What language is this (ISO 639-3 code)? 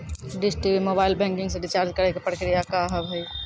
mai